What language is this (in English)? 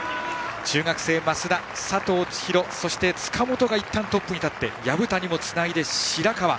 Japanese